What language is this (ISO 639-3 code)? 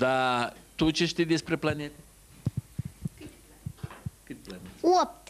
ron